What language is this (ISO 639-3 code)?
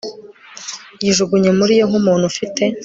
kin